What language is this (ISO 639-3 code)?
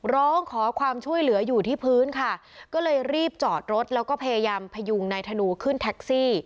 tha